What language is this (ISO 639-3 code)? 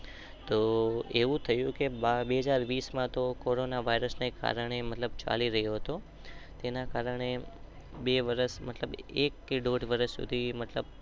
guj